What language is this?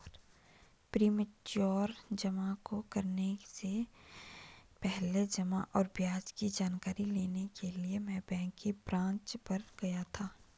Hindi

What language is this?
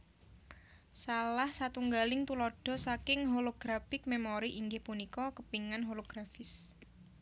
Javanese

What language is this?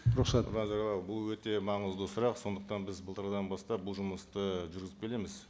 Kazakh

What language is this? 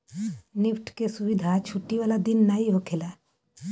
Bhojpuri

